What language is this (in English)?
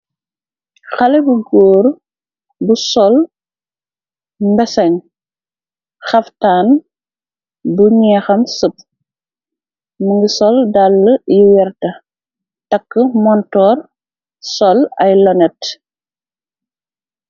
Wolof